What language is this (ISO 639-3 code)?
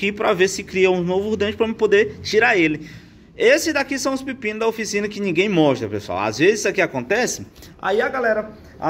por